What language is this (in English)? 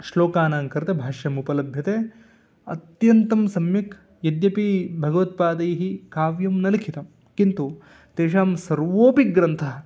Sanskrit